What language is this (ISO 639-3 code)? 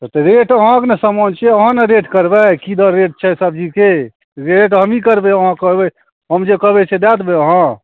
mai